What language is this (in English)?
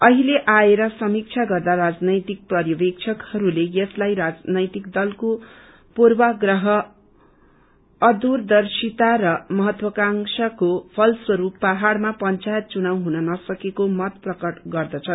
Nepali